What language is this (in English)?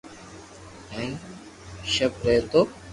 Loarki